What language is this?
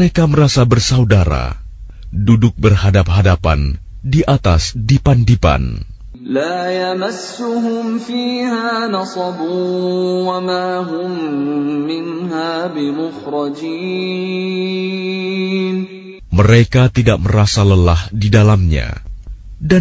Arabic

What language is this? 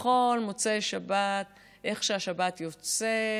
Hebrew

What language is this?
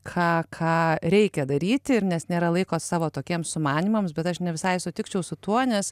Lithuanian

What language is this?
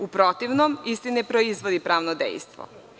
Serbian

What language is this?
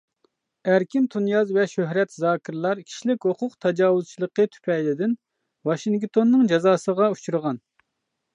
Uyghur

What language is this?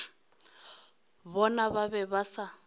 Northern Sotho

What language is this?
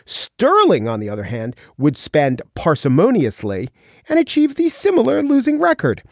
English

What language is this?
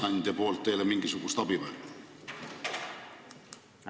Estonian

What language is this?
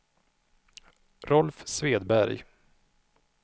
Swedish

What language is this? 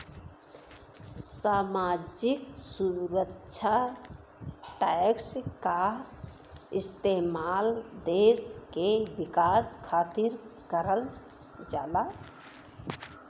Bhojpuri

